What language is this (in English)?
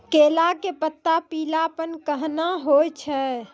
Maithili